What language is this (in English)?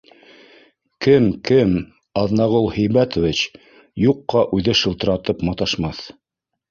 Bashkir